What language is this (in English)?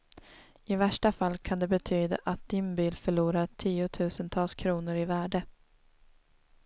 Swedish